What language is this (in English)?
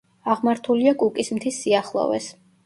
Georgian